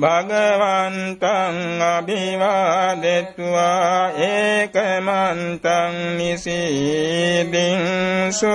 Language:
Vietnamese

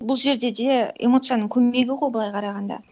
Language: Kazakh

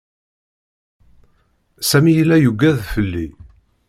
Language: Kabyle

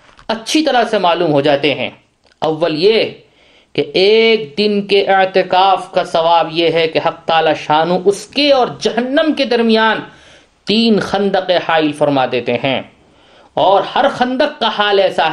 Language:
Urdu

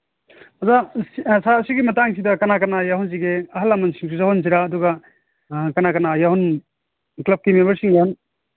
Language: Manipuri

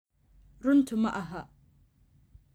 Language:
Somali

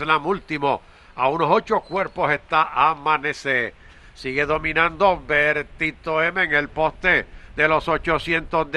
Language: Spanish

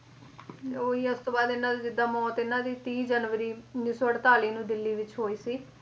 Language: Punjabi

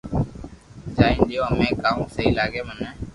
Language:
Loarki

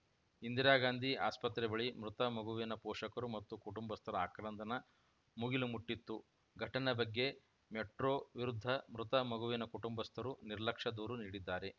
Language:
Kannada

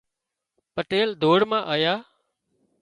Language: Wadiyara Koli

